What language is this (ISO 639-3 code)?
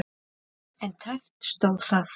isl